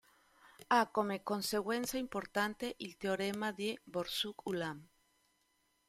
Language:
Italian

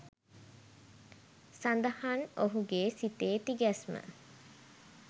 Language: Sinhala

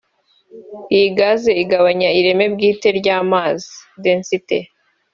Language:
Kinyarwanda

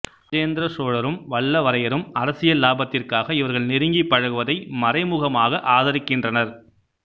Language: Tamil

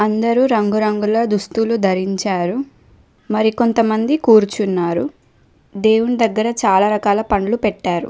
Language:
Telugu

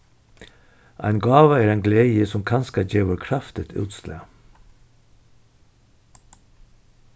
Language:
Faroese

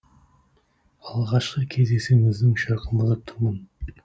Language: Kazakh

